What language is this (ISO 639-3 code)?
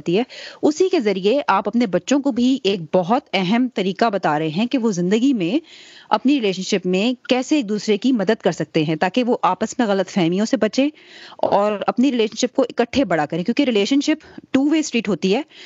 urd